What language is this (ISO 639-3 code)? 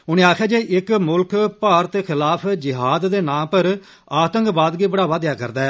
doi